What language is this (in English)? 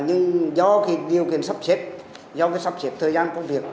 Vietnamese